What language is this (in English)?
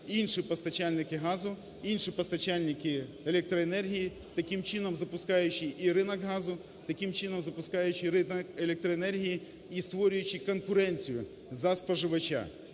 Ukrainian